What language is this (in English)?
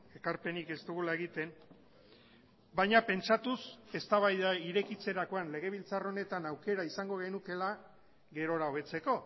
Basque